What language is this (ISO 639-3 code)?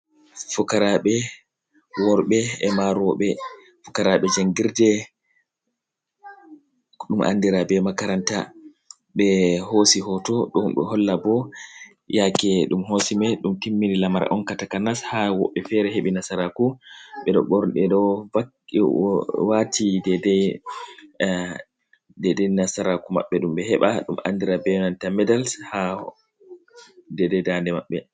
ful